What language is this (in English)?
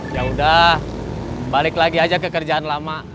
Indonesian